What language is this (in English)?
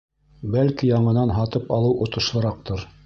Bashkir